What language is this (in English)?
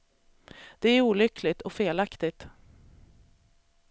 Swedish